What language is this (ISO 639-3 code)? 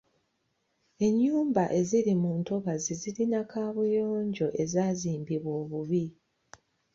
lug